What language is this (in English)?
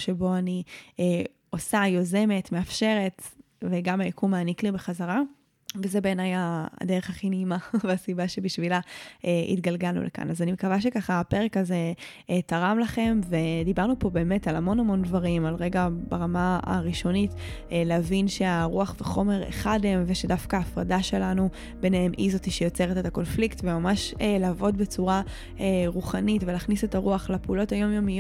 Hebrew